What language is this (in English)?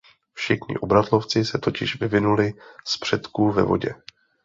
Czech